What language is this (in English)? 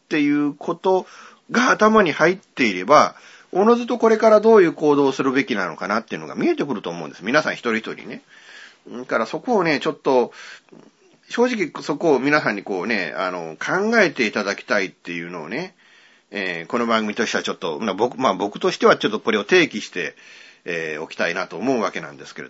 Japanese